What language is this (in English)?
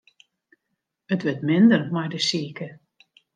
Western Frisian